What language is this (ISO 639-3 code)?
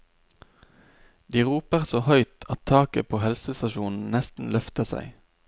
nor